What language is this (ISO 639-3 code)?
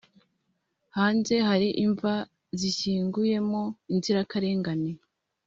kin